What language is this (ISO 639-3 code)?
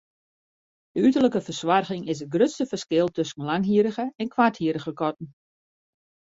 fry